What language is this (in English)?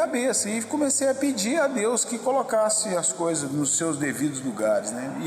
Portuguese